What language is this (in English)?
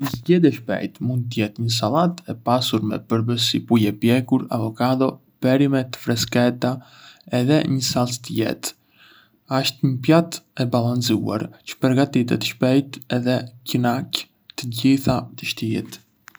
Arbëreshë Albanian